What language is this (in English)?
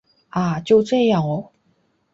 Chinese